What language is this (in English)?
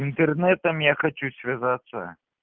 Russian